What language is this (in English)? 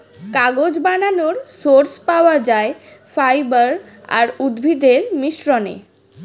Bangla